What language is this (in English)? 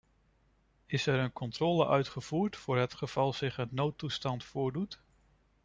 Dutch